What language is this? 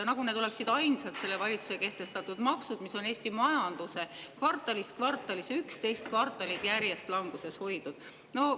Estonian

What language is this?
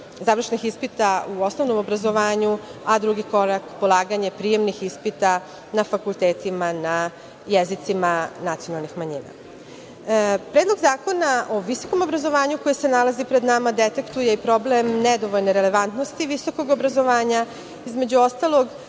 Serbian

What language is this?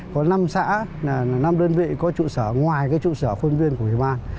Vietnamese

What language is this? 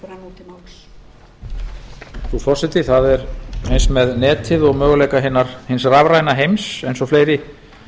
Icelandic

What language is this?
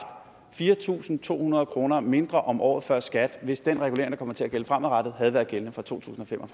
Danish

